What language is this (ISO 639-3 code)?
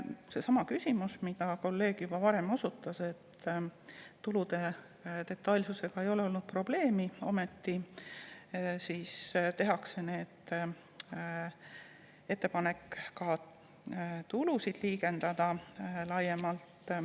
est